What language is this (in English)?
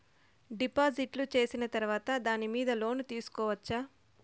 Telugu